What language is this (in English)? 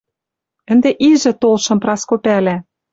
Western Mari